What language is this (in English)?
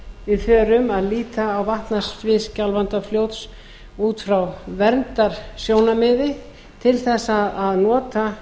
Icelandic